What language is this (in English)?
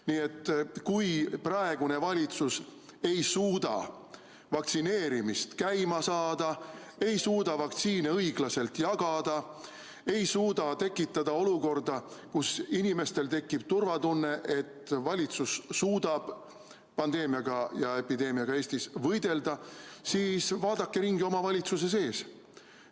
Estonian